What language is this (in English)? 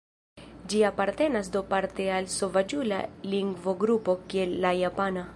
Esperanto